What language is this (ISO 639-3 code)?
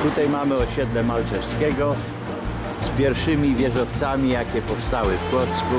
pol